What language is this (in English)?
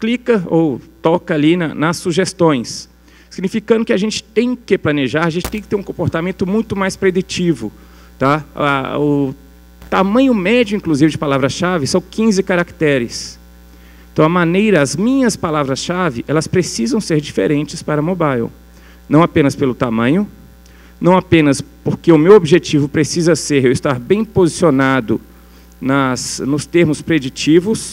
Portuguese